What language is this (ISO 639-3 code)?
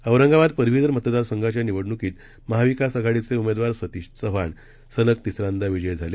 mar